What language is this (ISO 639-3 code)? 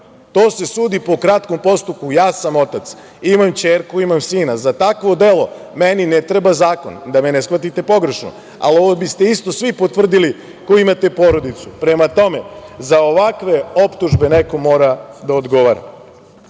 srp